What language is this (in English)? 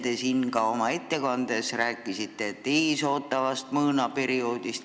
Estonian